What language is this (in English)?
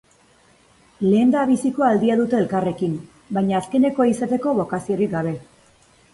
Basque